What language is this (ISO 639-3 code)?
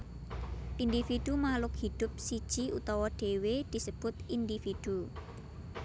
jav